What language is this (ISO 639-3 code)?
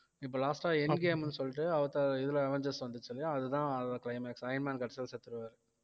tam